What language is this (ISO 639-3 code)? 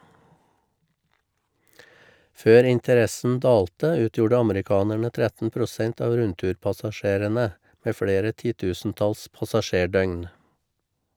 nor